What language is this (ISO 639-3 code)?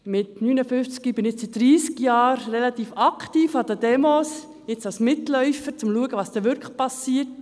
gsw